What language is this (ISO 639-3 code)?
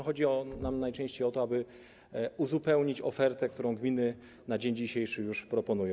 pol